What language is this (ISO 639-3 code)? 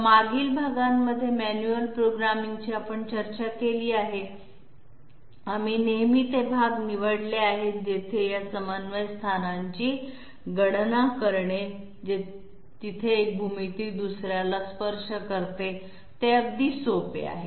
mar